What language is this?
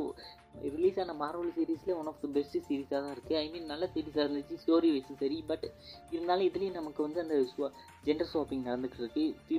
Malayalam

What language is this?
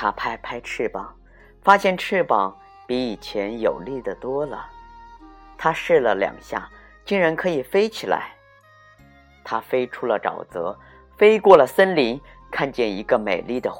Chinese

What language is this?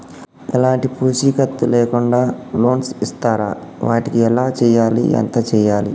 Telugu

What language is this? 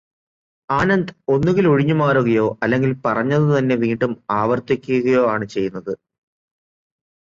Malayalam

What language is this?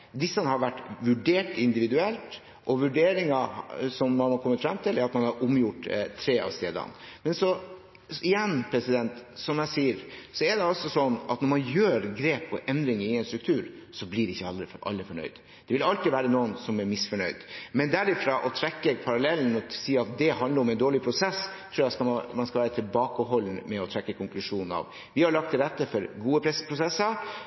Norwegian Bokmål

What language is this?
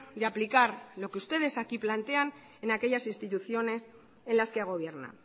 Spanish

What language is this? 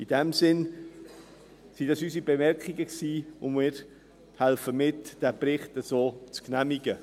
Swiss German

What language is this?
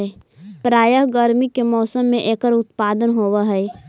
Magahi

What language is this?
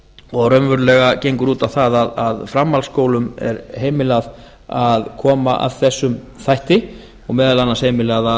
Icelandic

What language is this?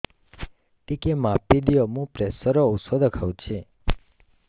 Odia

